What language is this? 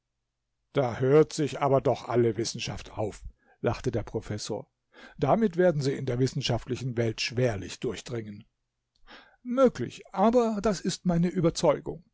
German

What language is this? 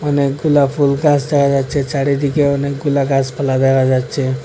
Bangla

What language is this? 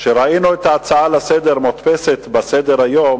Hebrew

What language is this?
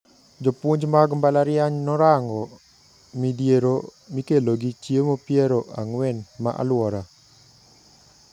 Luo (Kenya and Tanzania)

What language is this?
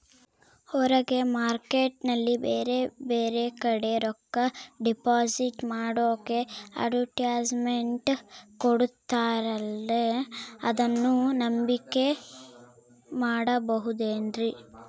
Kannada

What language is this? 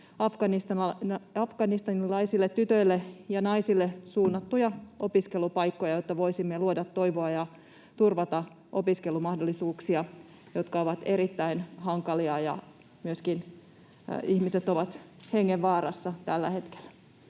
Finnish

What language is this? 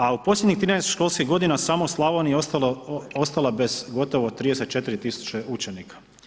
Croatian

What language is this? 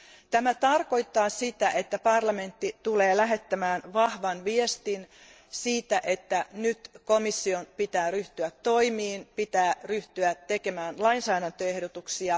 Finnish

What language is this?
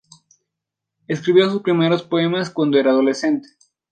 Spanish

